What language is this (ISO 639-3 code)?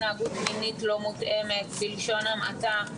heb